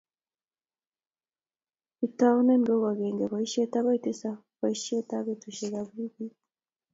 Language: Kalenjin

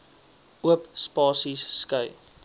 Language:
Afrikaans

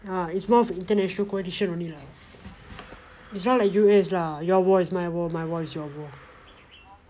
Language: English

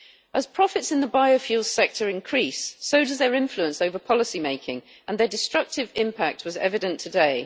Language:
English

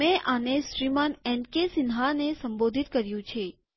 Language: Gujarati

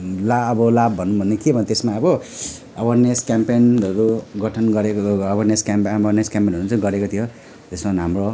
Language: Nepali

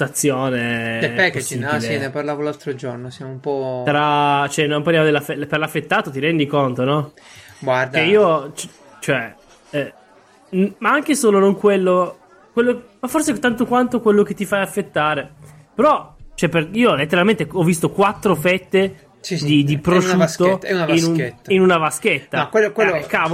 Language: Italian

